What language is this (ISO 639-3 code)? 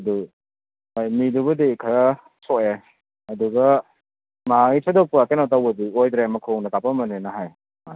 mni